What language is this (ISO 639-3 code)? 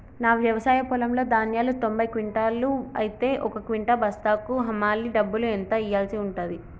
tel